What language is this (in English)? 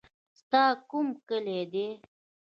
Pashto